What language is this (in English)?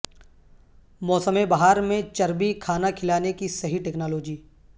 Urdu